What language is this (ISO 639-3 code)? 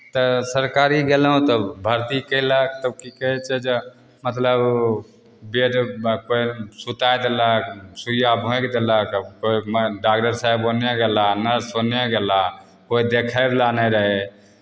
mai